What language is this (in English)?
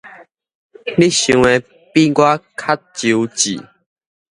Min Nan Chinese